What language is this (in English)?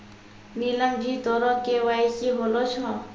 Maithili